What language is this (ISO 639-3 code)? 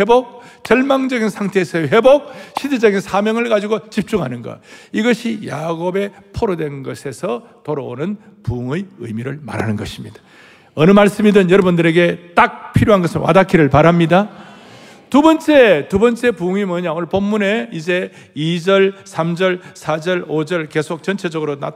kor